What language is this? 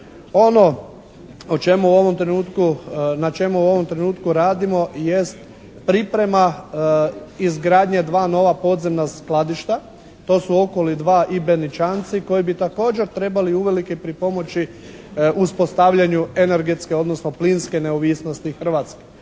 Croatian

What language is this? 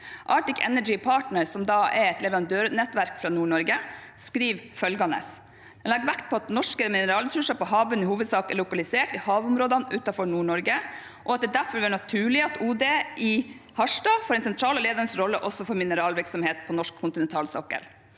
Norwegian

